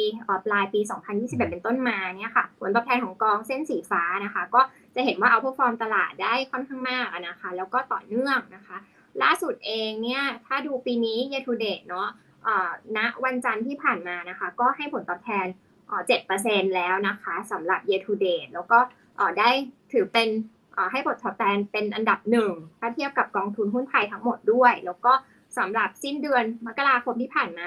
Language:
Thai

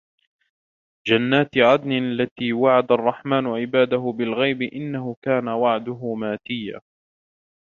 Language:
Arabic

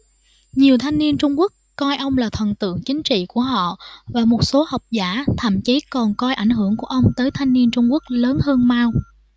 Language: Vietnamese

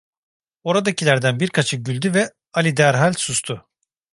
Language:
Turkish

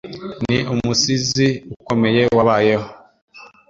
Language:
Kinyarwanda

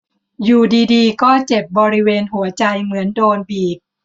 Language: Thai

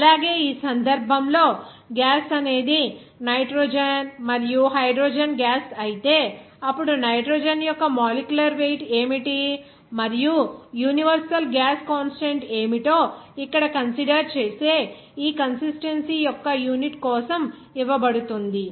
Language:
Telugu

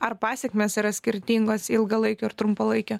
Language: Lithuanian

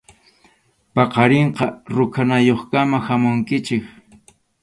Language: Arequipa-La Unión Quechua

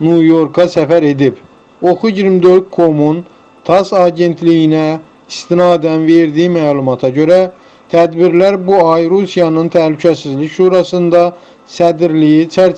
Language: Turkish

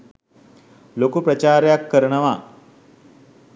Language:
Sinhala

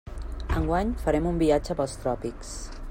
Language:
Catalan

